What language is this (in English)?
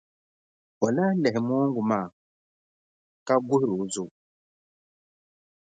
Dagbani